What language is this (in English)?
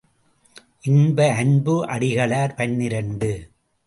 Tamil